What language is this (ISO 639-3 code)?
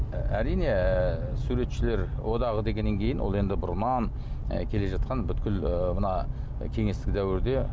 kaz